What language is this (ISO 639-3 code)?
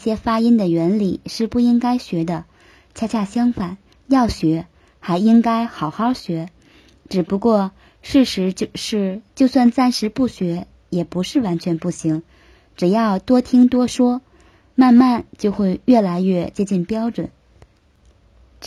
zho